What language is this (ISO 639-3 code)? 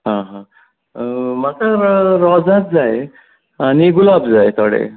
kok